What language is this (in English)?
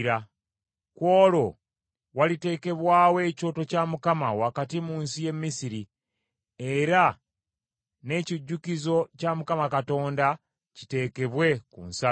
Ganda